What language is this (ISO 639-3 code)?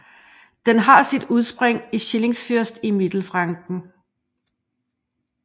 dan